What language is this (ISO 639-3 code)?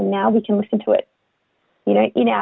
ind